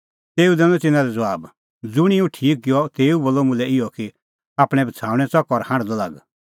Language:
Kullu Pahari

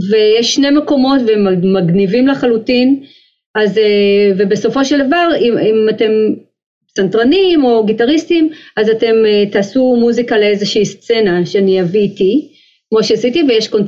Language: Hebrew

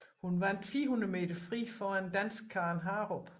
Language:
Danish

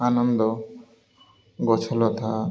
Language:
Odia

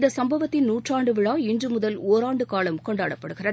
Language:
Tamil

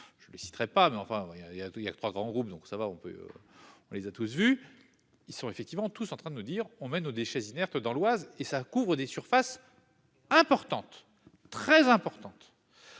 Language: French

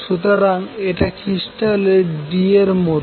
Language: Bangla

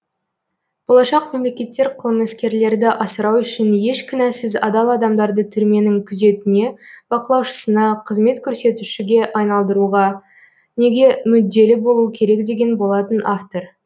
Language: Kazakh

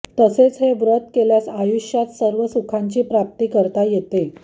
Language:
Marathi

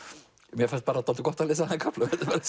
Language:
Icelandic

